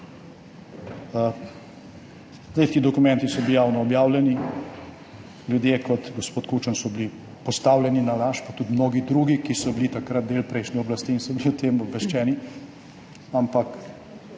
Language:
Slovenian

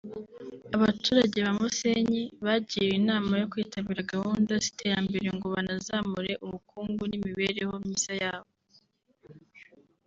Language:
Kinyarwanda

